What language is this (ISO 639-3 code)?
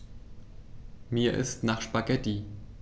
deu